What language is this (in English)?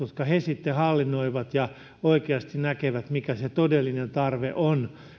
Finnish